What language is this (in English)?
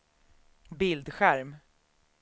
Swedish